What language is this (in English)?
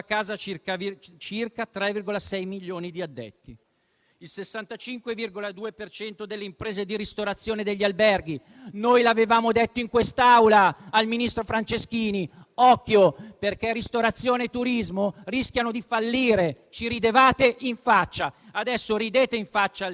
Italian